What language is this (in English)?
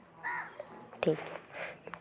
Santali